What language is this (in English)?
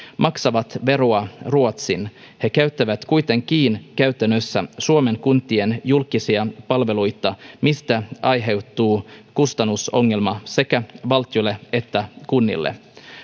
Finnish